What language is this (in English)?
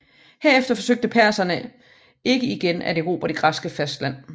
Danish